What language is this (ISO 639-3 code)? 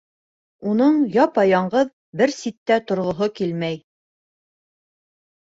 bak